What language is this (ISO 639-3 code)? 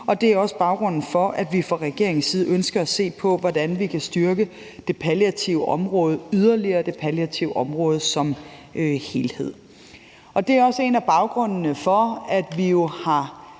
dan